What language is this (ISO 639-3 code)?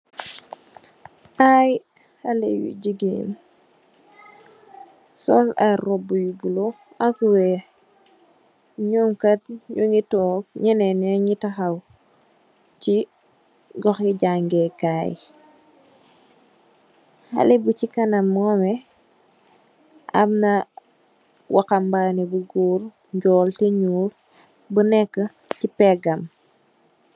wol